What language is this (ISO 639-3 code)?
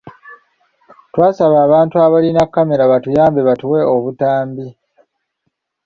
lug